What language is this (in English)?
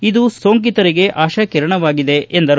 Kannada